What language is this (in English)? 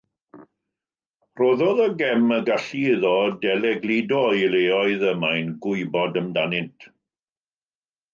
Welsh